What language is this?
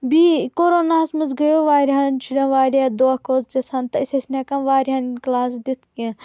Kashmiri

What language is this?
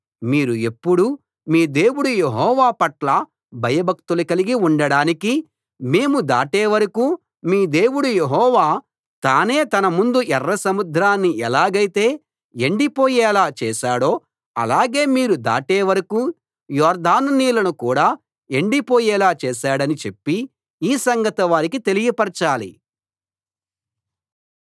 Telugu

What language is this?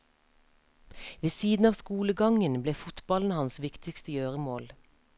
Norwegian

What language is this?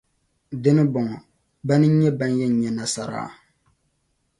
Dagbani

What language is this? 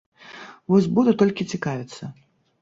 Belarusian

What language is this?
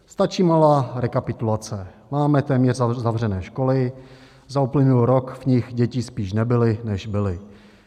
Czech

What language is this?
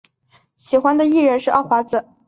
Chinese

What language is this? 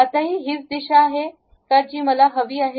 Marathi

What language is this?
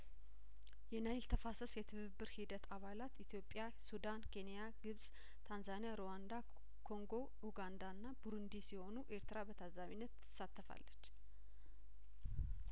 Amharic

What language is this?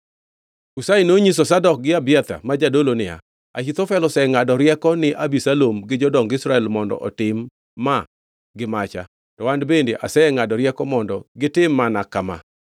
Luo (Kenya and Tanzania)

